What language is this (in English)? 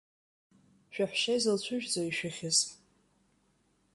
Abkhazian